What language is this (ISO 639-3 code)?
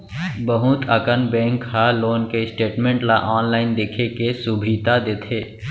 hne